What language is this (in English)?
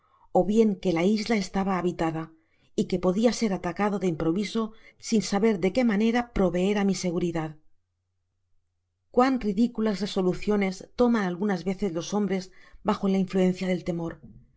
Spanish